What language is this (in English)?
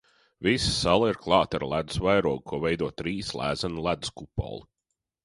Latvian